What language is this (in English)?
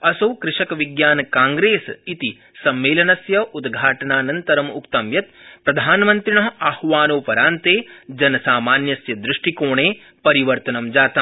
Sanskrit